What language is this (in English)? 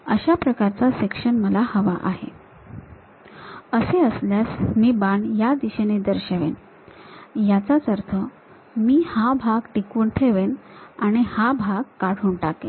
Marathi